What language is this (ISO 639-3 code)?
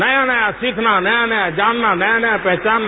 hin